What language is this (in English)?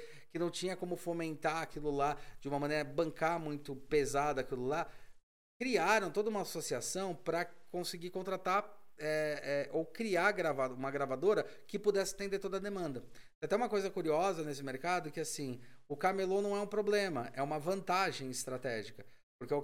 Portuguese